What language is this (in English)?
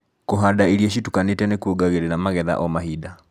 Kikuyu